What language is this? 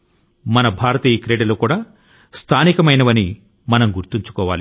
Telugu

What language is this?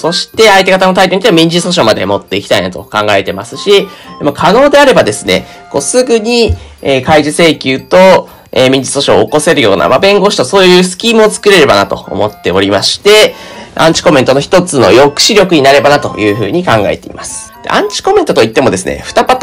Japanese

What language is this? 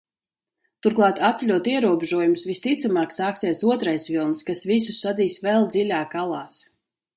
Latvian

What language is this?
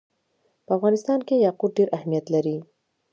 Pashto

